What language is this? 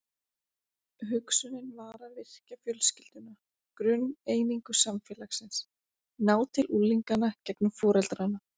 Icelandic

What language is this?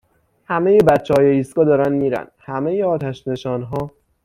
Persian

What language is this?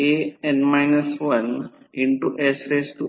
Marathi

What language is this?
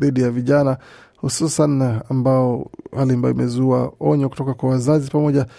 Swahili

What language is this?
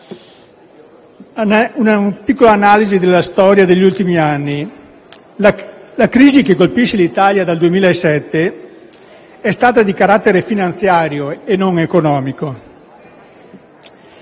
Italian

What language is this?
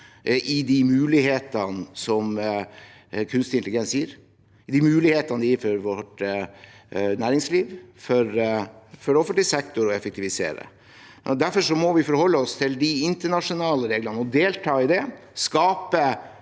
Norwegian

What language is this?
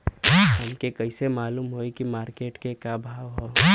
Bhojpuri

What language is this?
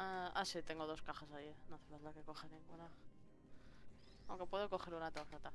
Spanish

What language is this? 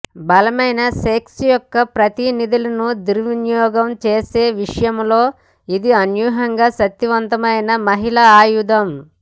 Telugu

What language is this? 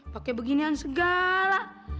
Indonesian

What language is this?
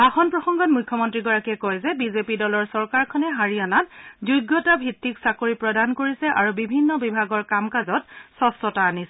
Assamese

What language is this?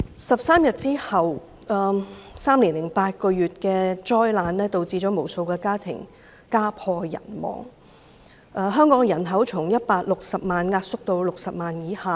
Cantonese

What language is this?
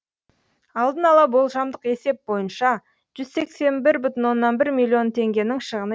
Kazakh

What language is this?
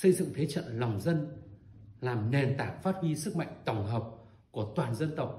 Vietnamese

